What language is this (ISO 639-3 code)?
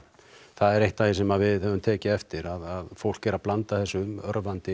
isl